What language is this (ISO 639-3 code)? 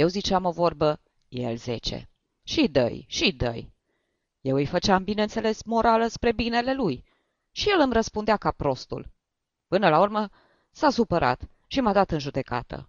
ron